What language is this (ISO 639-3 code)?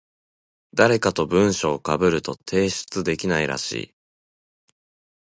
jpn